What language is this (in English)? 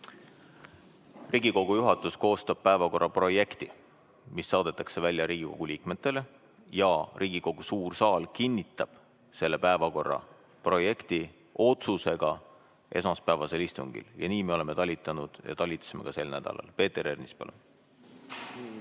Estonian